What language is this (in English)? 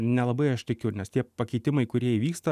Lithuanian